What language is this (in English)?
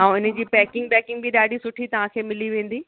Sindhi